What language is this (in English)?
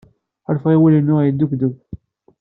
Kabyle